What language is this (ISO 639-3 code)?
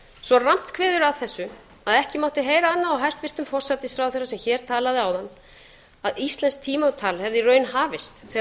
isl